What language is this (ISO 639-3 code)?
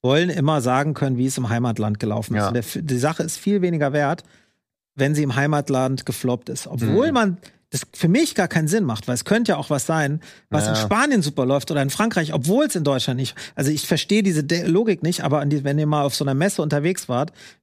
deu